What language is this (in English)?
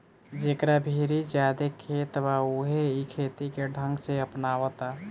Bhojpuri